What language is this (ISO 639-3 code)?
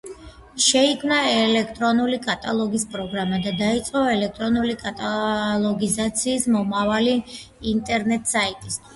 kat